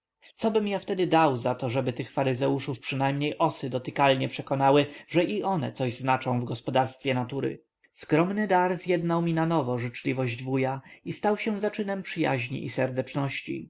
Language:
Polish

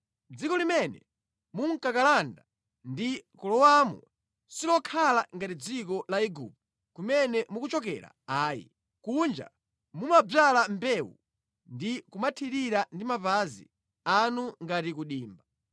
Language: Nyanja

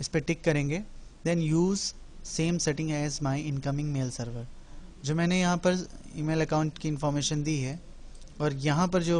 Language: Hindi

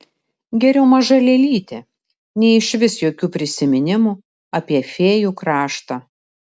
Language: Lithuanian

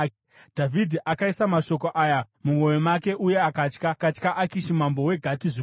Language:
Shona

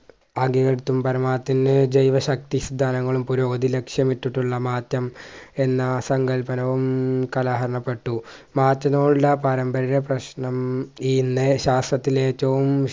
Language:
Malayalam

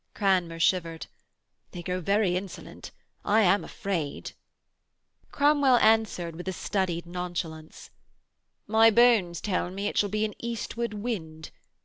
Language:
English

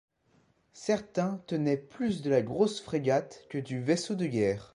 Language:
French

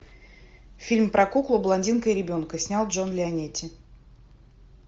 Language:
Russian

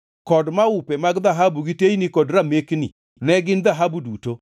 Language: Luo (Kenya and Tanzania)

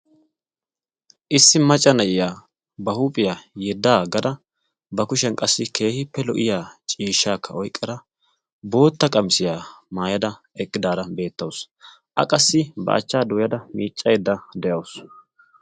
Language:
Wolaytta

